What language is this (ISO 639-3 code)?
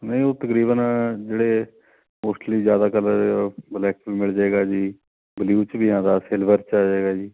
pan